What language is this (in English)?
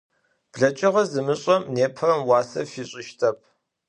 Adyghe